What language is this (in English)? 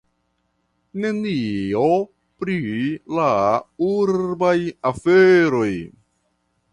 Esperanto